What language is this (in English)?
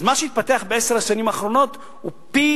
Hebrew